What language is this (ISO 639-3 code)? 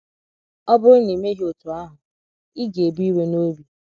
ibo